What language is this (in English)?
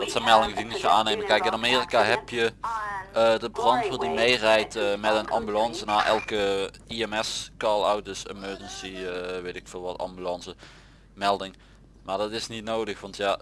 Dutch